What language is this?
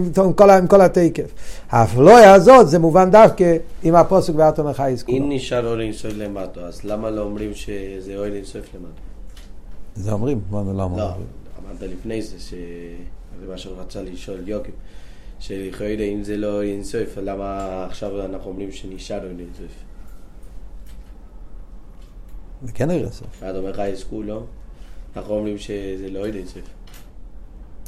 Hebrew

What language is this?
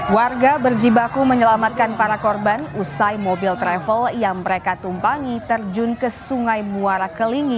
Indonesian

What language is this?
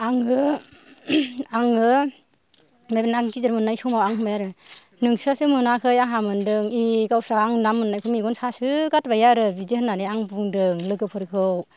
Bodo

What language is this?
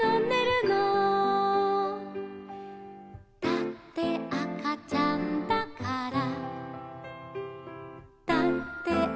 Japanese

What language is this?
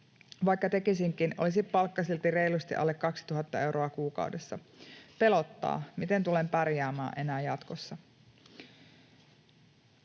Finnish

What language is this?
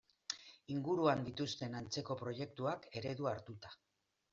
Basque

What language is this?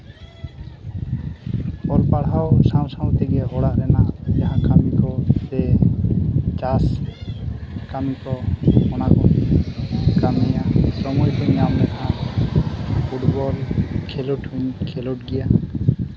Santali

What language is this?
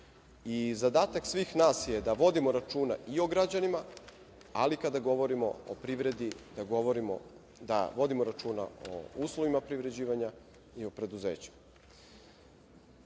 Serbian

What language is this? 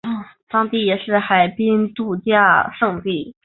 Chinese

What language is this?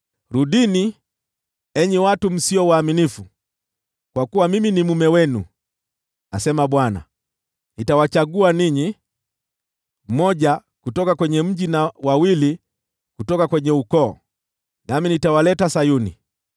Swahili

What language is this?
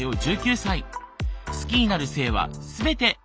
Japanese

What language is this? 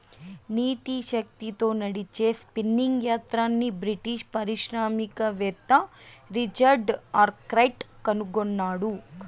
Telugu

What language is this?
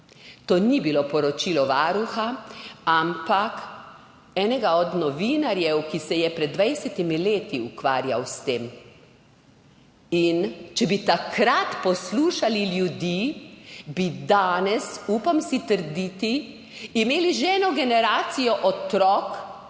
Slovenian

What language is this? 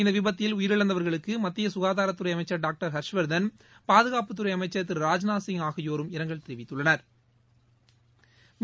Tamil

